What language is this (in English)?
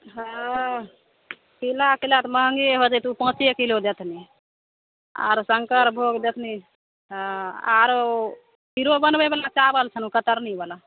Maithili